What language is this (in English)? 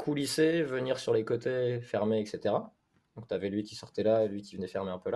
French